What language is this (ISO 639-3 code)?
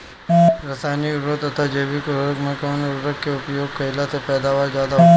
bho